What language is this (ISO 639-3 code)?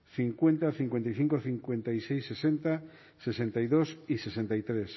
spa